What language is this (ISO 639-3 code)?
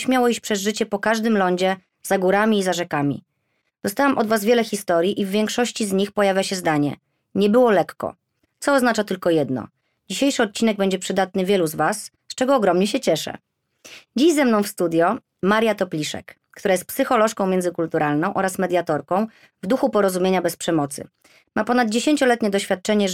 pol